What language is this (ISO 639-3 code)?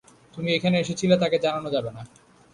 ben